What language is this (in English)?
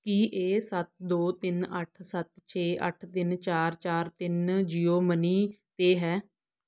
Punjabi